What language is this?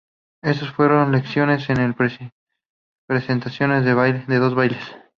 Spanish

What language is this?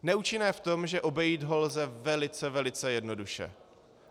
Czech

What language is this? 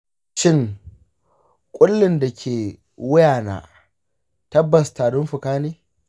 Hausa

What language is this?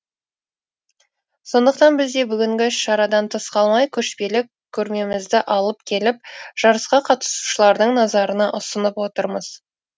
Kazakh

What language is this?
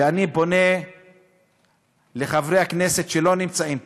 Hebrew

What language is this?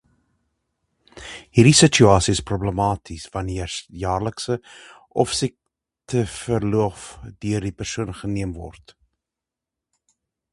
Afrikaans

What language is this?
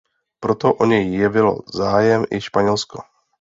Czech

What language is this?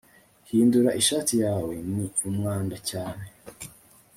Kinyarwanda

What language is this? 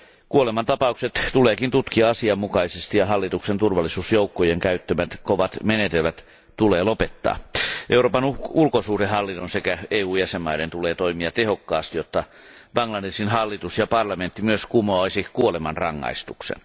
Finnish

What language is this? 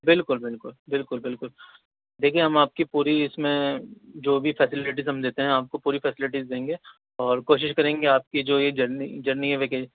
Urdu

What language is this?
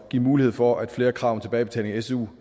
Danish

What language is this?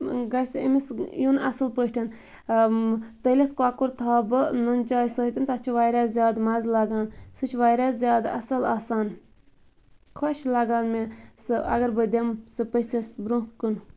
Kashmiri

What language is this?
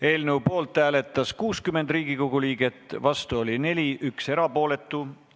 Estonian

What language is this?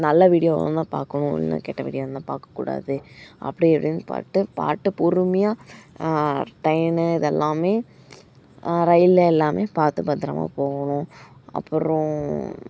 Tamil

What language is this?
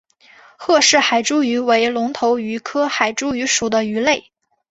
Chinese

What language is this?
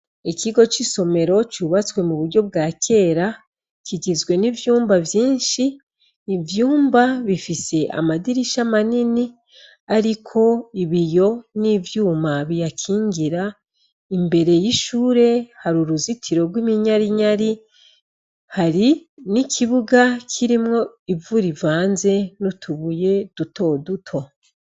Rundi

